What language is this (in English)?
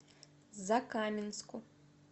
Russian